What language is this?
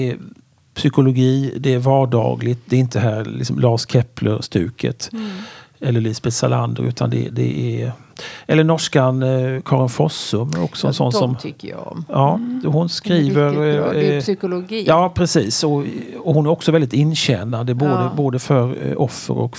Swedish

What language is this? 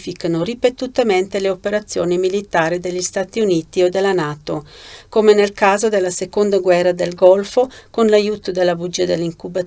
Italian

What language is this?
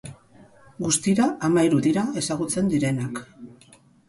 Basque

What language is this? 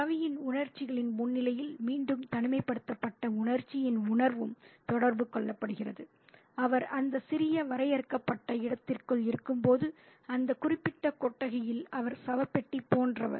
Tamil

